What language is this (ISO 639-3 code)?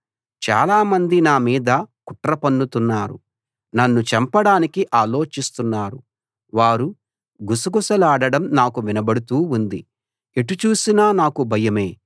tel